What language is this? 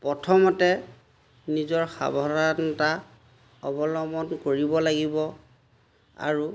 Assamese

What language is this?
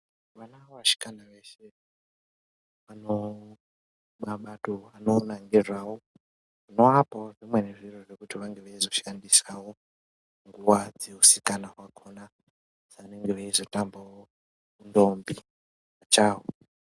Ndau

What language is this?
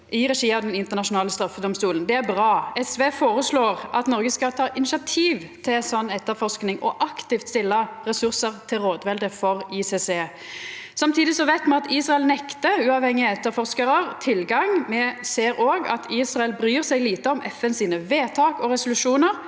Norwegian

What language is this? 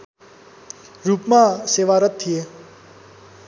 Nepali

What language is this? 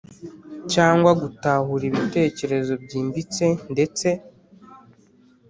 Kinyarwanda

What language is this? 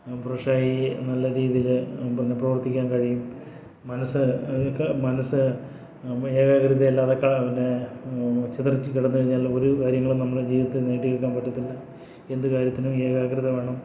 Malayalam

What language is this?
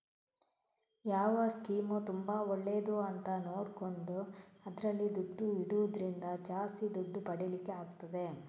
Kannada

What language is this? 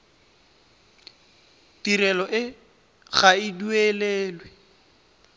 Tswana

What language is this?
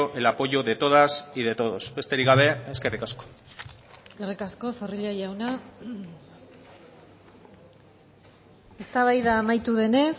Basque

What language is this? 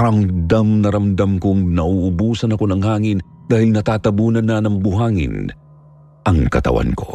Filipino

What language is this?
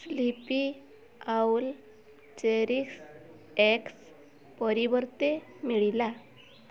Odia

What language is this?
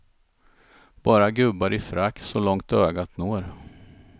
Swedish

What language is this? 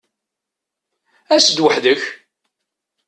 Kabyle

